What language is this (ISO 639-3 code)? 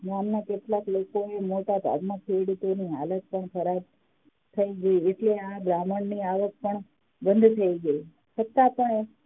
guj